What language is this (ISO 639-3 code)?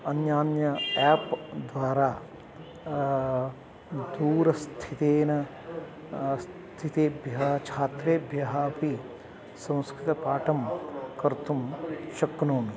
san